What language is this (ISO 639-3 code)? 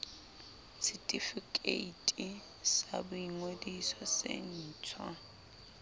sot